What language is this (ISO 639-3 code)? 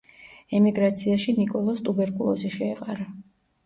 kat